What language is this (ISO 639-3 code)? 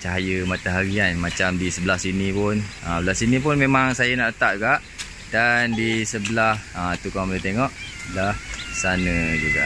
msa